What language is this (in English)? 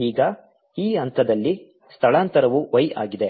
Kannada